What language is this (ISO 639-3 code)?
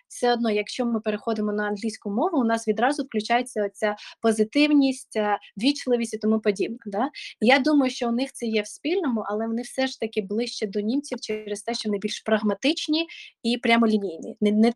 ukr